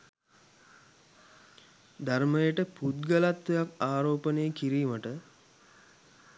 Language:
Sinhala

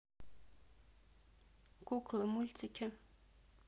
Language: Russian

